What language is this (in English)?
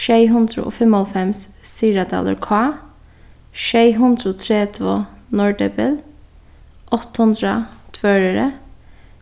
Faroese